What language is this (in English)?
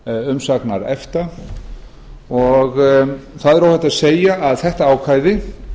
Icelandic